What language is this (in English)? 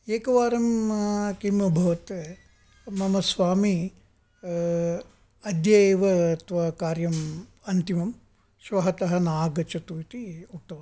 Sanskrit